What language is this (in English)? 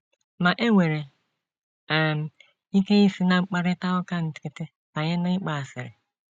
Igbo